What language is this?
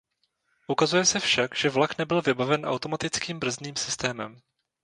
Czech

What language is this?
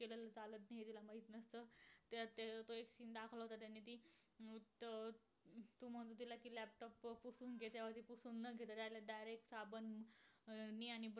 Marathi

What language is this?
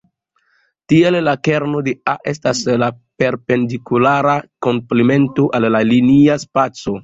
Esperanto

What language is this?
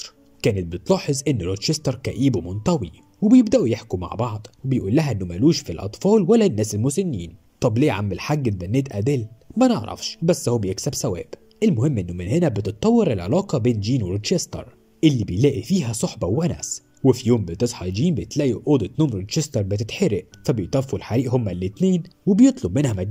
Arabic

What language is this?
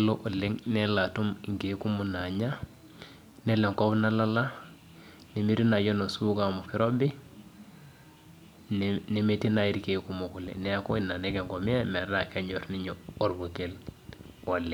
Masai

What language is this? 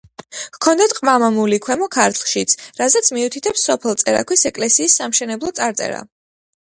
Georgian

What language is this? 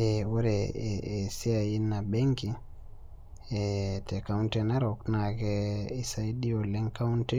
Masai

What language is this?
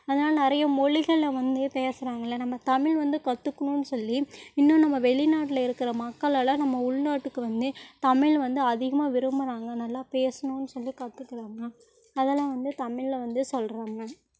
Tamil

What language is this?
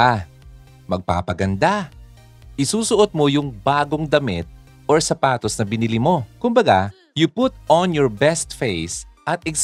Filipino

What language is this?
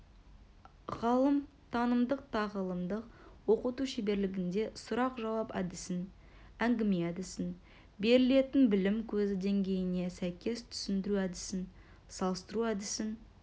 Kazakh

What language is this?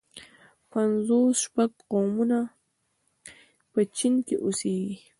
Pashto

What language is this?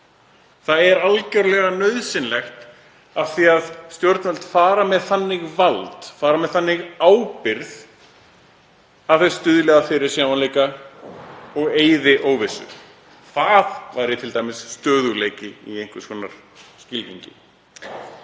Icelandic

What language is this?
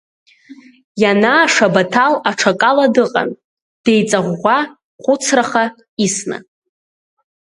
Abkhazian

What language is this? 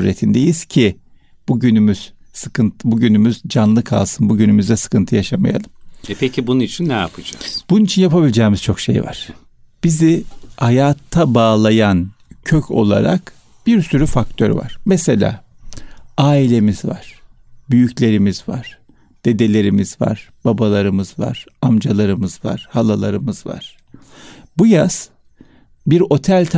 Turkish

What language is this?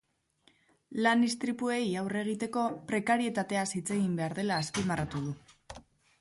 Basque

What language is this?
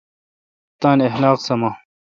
Kalkoti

